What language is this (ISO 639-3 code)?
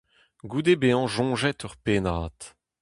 bre